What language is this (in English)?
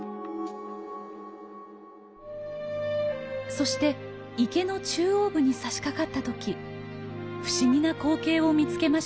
Japanese